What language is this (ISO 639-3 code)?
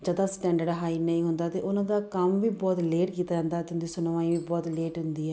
pan